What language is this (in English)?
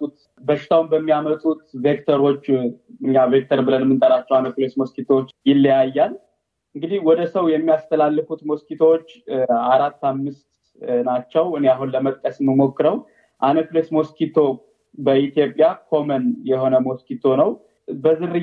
Amharic